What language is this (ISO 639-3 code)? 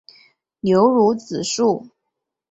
zho